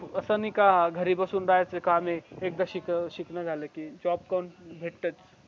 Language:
Marathi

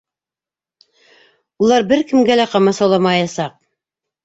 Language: Bashkir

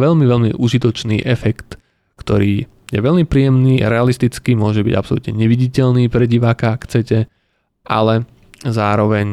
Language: Slovak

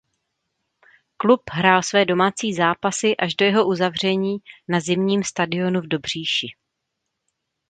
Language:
Czech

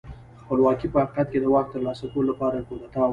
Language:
Pashto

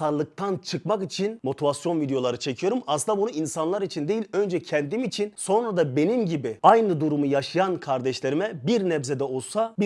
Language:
Turkish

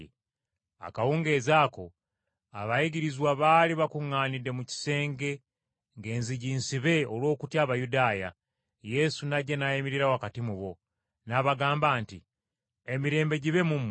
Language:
Ganda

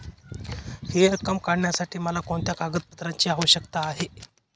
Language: Marathi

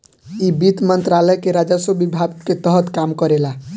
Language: Bhojpuri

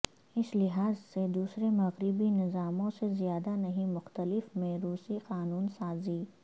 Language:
Urdu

